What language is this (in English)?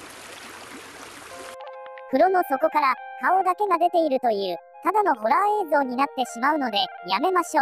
Japanese